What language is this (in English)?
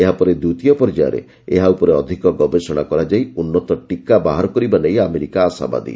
Odia